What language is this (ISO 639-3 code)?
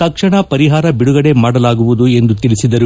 kan